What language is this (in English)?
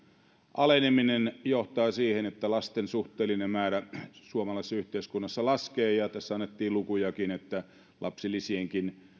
Finnish